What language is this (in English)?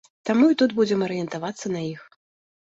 Belarusian